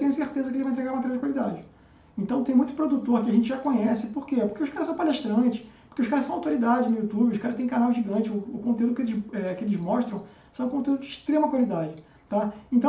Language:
Portuguese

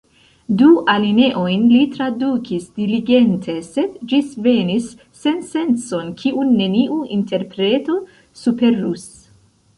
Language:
Esperanto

